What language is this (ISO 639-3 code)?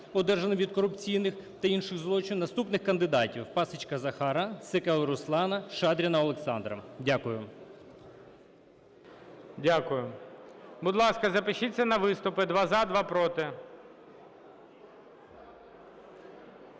ukr